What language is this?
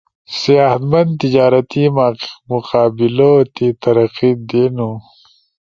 Ushojo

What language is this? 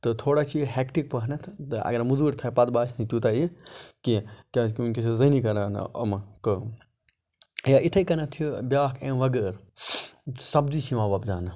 Kashmiri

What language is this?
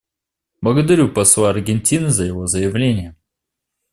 Russian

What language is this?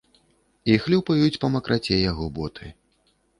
Belarusian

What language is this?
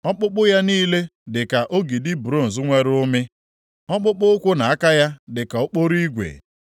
Igbo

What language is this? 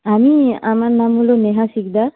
Bangla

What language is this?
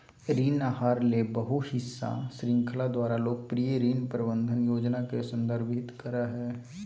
Magahi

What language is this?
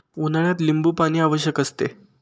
Marathi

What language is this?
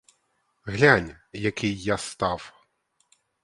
Ukrainian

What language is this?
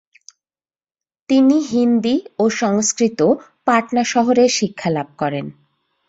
Bangla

